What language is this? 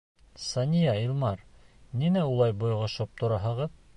Bashkir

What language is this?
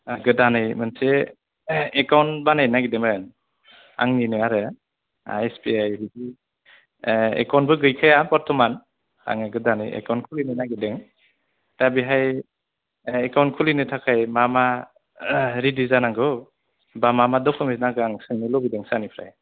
Bodo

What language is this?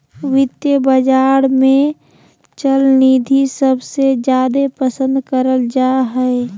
Magahi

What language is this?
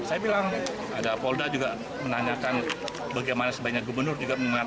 Indonesian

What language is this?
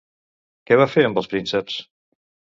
Catalan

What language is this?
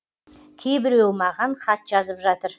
Kazakh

